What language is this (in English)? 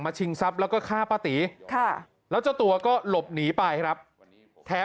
Thai